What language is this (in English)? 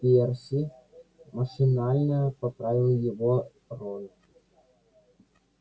Russian